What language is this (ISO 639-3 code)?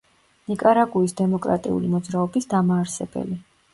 kat